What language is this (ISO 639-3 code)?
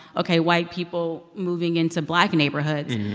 eng